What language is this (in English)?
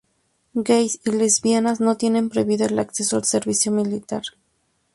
Spanish